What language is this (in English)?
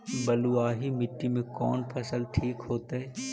Magahi